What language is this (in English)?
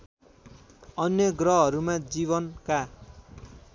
Nepali